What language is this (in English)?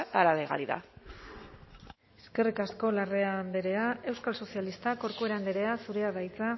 Basque